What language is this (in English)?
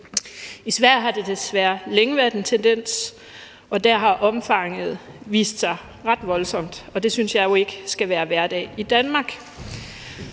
Danish